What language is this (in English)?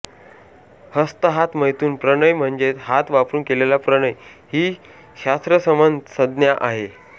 Marathi